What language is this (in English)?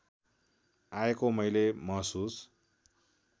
Nepali